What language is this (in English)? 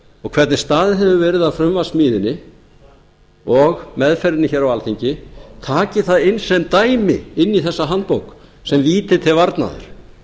Icelandic